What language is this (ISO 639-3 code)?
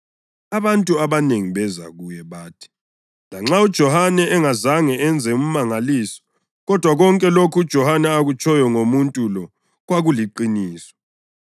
nde